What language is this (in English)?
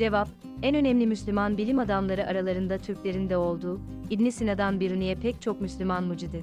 Turkish